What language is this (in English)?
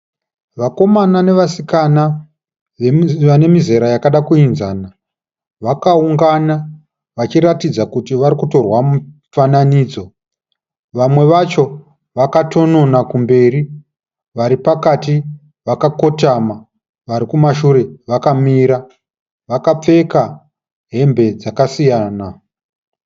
Shona